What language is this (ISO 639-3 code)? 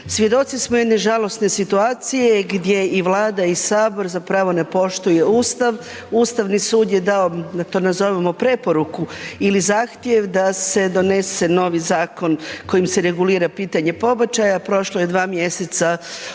hrv